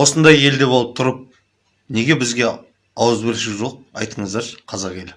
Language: Kazakh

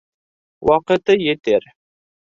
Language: Bashkir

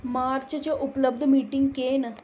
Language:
Dogri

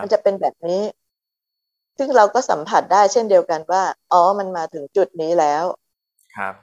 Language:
Thai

